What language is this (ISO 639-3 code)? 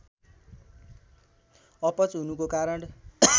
nep